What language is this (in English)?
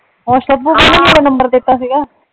Punjabi